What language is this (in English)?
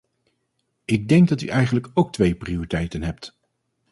Dutch